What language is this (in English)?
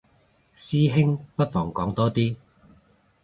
Cantonese